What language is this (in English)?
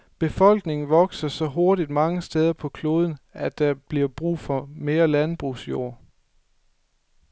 Danish